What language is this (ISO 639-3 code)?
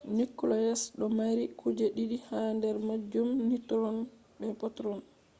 ful